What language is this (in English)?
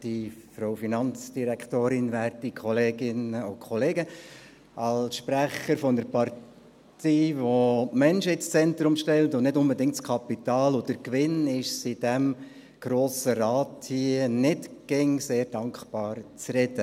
Swiss German